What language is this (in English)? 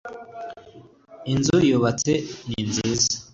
Kinyarwanda